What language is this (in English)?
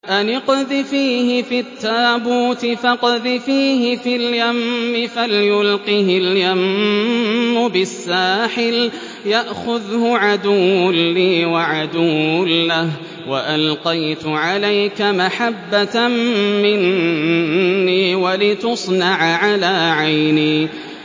Arabic